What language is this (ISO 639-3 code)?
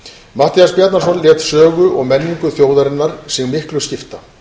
isl